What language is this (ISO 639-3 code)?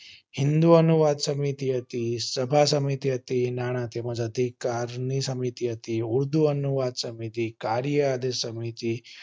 guj